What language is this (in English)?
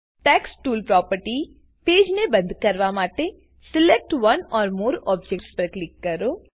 Gujarati